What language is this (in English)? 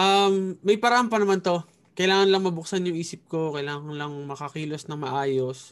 Filipino